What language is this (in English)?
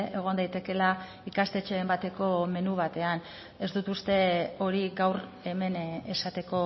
Basque